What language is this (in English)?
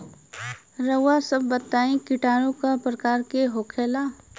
Bhojpuri